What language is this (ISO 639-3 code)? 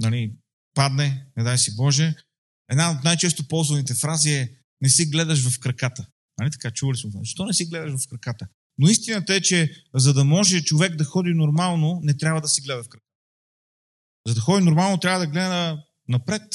bul